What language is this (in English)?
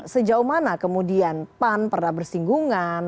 Indonesian